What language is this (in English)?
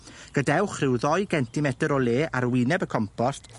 Welsh